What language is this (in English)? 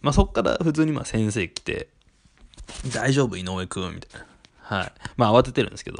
Japanese